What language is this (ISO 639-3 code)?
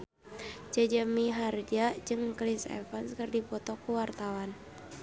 sun